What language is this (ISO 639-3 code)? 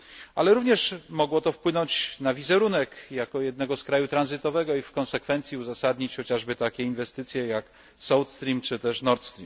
pol